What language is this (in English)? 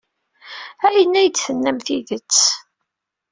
Kabyle